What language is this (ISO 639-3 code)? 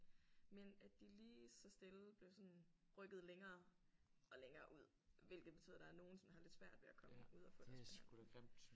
dan